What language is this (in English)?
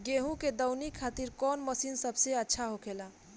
Bhojpuri